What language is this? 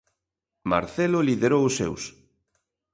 Galician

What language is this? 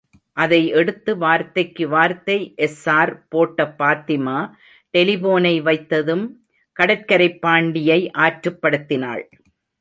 Tamil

